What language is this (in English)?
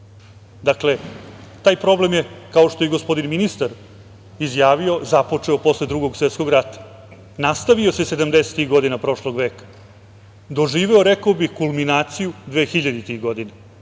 Serbian